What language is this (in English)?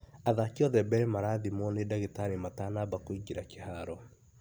Kikuyu